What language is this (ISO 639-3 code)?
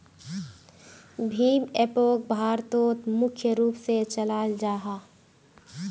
mag